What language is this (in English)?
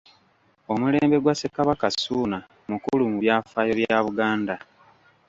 Ganda